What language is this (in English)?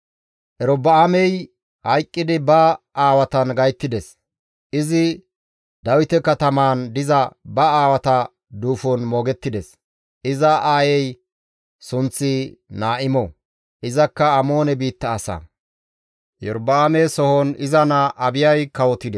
Gamo